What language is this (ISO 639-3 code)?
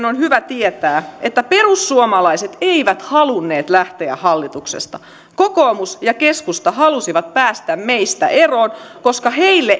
fin